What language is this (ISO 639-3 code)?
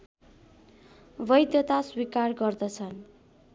nep